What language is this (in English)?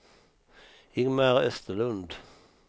Swedish